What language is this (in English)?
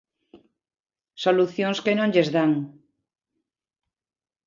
Galician